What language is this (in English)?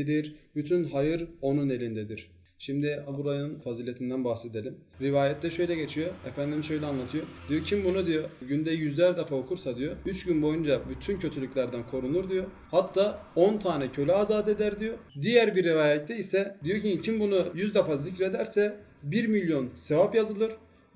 Turkish